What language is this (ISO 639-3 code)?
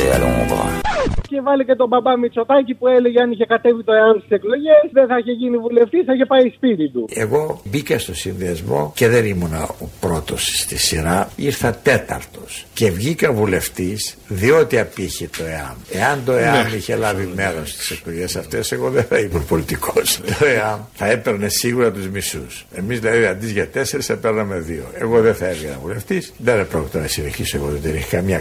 ell